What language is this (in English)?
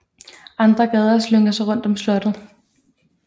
Danish